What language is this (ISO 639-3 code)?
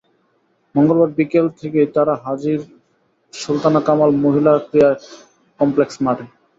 ben